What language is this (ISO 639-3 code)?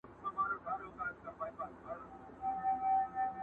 pus